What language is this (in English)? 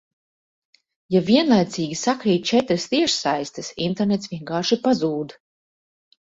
Latvian